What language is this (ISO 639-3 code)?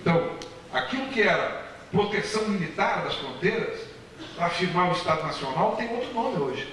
por